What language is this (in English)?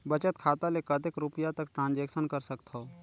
Chhattisgarhi